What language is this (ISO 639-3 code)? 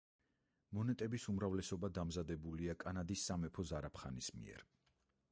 kat